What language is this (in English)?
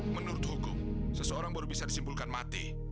Indonesian